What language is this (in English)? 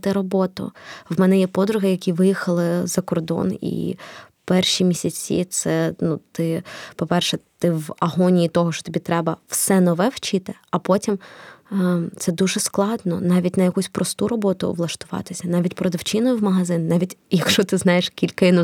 Ukrainian